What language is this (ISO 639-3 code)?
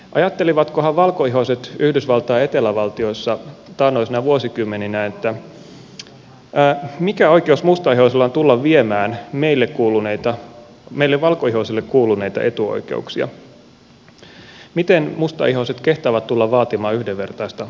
fin